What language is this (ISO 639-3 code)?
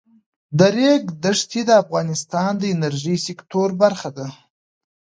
pus